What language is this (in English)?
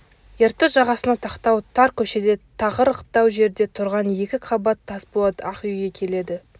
Kazakh